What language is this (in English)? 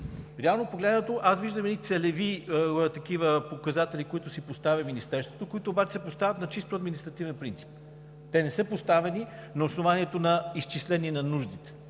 Bulgarian